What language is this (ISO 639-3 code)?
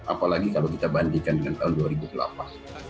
ind